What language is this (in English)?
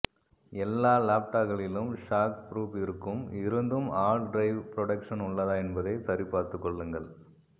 Tamil